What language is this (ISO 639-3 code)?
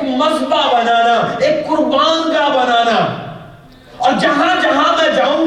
urd